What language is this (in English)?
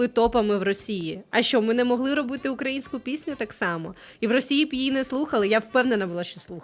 Ukrainian